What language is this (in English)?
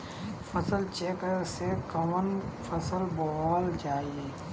Bhojpuri